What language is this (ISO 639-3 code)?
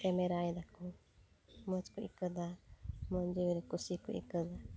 sat